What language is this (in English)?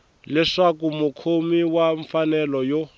Tsonga